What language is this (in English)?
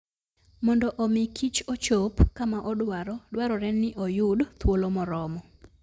Luo (Kenya and Tanzania)